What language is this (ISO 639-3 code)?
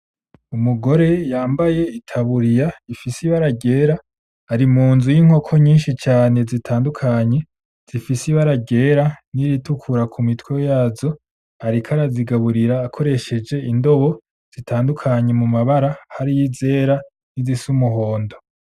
run